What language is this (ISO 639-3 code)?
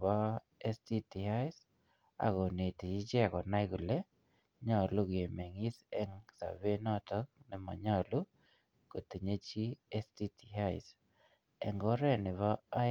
kln